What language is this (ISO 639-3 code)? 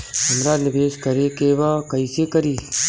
bho